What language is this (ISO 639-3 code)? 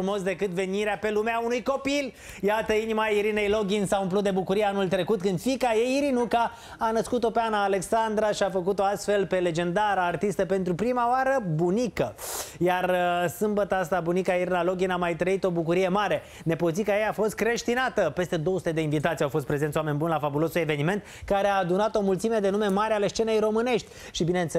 ron